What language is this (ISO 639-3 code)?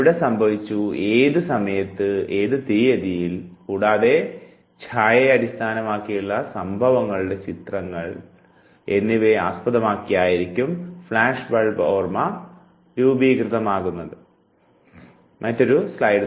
mal